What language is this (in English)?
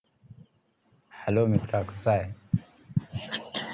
Marathi